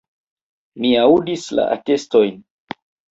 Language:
Esperanto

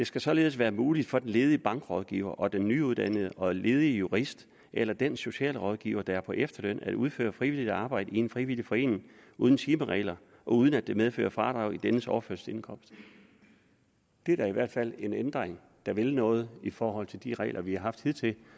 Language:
Danish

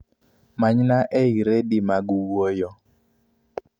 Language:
Luo (Kenya and Tanzania)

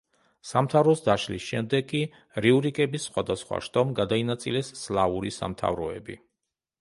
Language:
Georgian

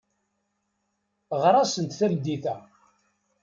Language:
Kabyle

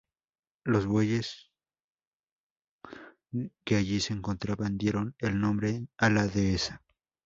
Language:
Spanish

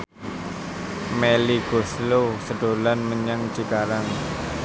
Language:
Javanese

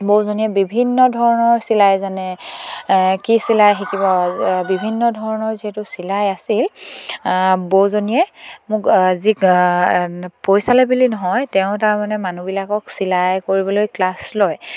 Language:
Assamese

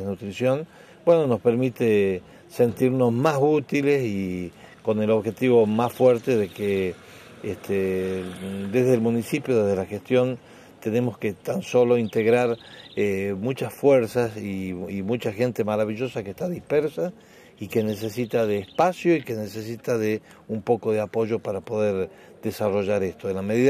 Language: Spanish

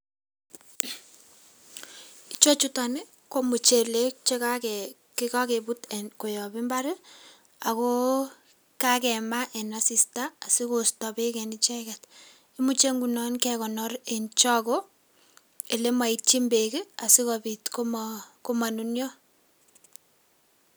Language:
Kalenjin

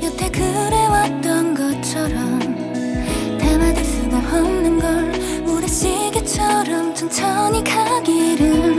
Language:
Korean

